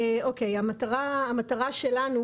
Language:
Hebrew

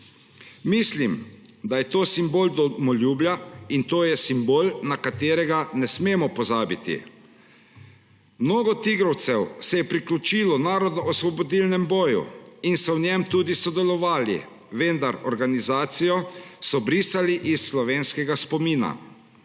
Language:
Slovenian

